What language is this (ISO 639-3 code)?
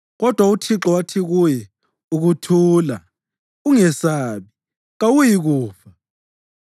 nde